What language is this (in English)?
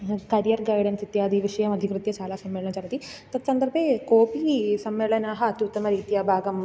Sanskrit